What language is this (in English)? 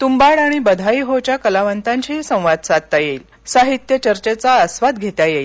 Marathi